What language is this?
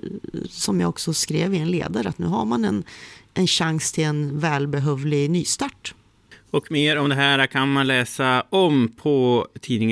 Swedish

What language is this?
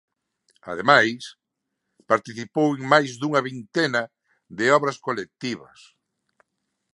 Galician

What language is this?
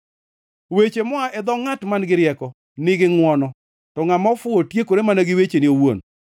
Luo (Kenya and Tanzania)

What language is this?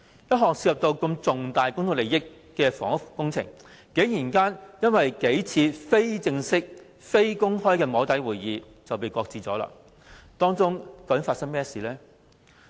Cantonese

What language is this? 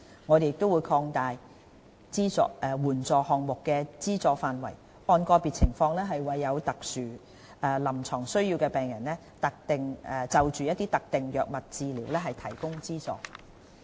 Cantonese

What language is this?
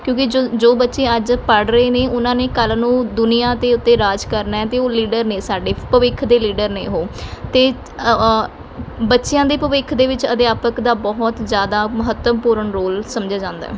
Punjabi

